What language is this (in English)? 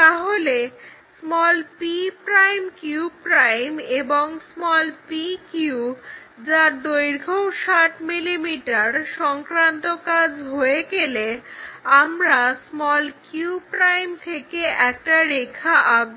Bangla